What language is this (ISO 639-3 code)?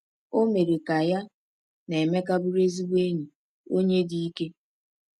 ibo